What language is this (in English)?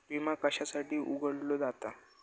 Marathi